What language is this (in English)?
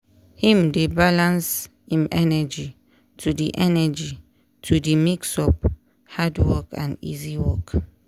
Nigerian Pidgin